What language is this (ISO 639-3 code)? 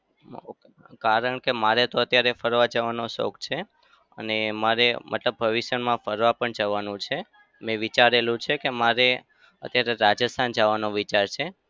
guj